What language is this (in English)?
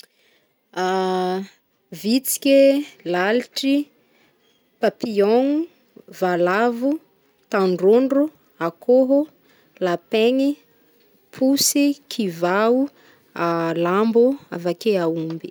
Northern Betsimisaraka Malagasy